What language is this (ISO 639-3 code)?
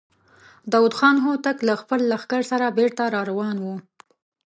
pus